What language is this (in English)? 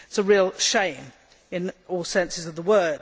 English